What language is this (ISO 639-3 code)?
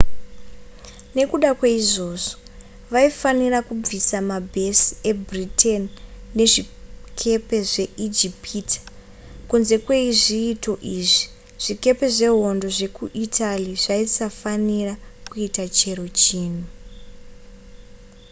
sna